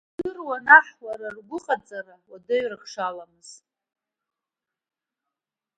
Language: Abkhazian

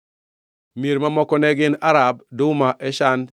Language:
Luo (Kenya and Tanzania)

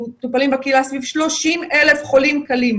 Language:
Hebrew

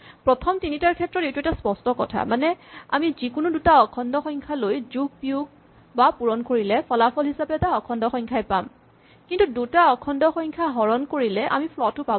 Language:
Assamese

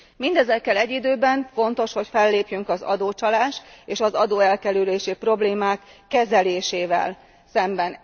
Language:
Hungarian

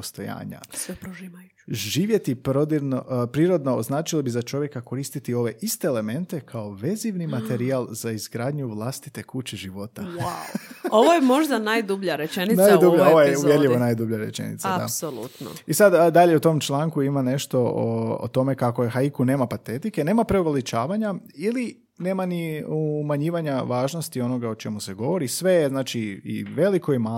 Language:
Croatian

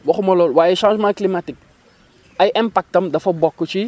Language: Wolof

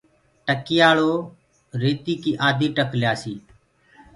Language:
Gurgula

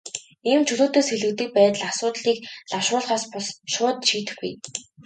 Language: Mongolian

